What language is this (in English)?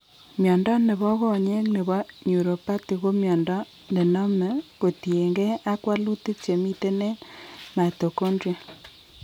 Kalenjin